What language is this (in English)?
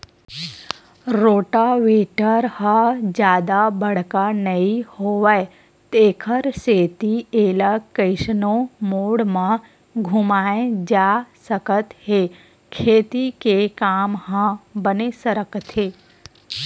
Chhattisgarhi